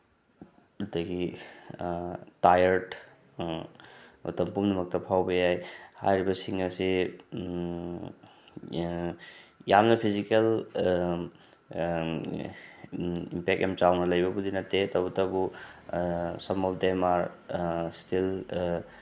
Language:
Manipuri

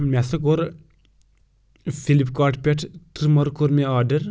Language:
Kashmiri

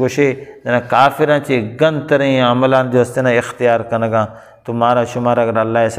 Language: Arabic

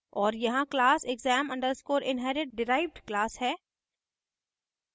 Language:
Hindi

